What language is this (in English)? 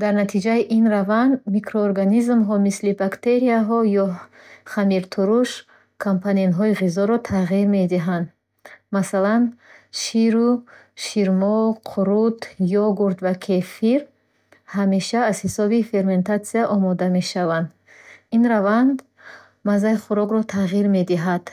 Bukharic